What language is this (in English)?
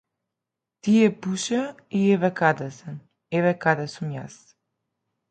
Macedonian